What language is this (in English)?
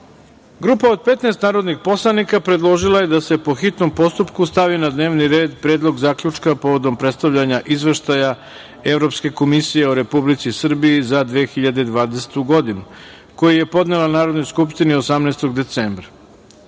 Serbian